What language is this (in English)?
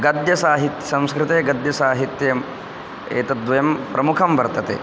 Sanskrit